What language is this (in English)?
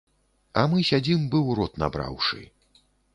Belarusian